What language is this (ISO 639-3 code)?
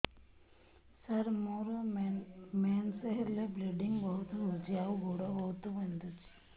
ori